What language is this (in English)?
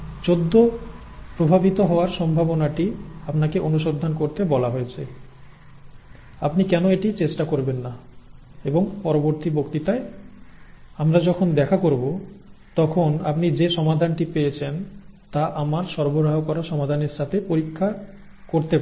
Bangla